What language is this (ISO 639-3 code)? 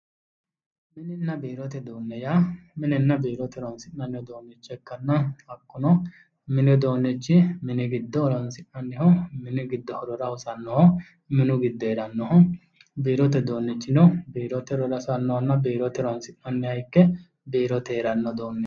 sid